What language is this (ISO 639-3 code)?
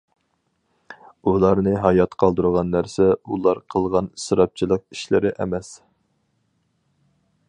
uig